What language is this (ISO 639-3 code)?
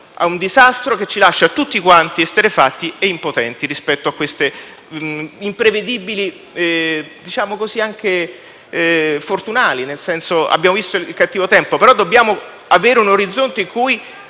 ita